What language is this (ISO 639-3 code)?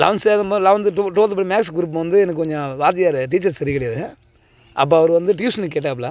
tam